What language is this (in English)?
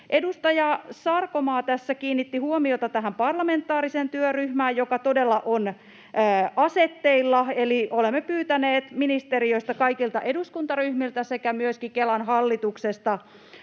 Finnish